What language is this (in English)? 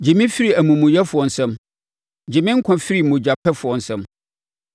Akan